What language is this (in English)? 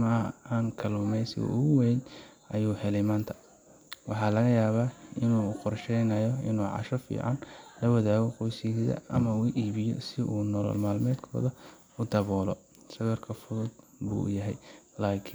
Somali